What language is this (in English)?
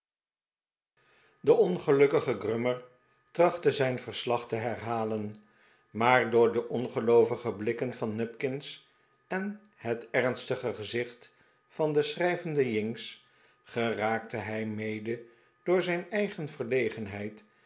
Dutch